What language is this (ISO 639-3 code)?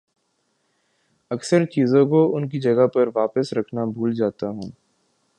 urd